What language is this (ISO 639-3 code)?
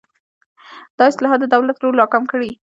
pus